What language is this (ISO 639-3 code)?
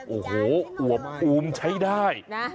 tha